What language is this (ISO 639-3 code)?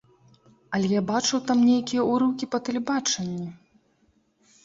bel